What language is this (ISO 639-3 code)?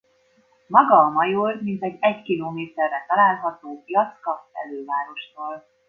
hun